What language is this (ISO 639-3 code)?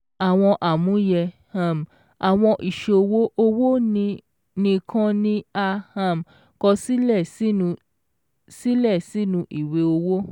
yor